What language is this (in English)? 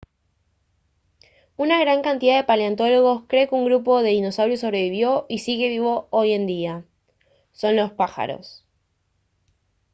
Spanish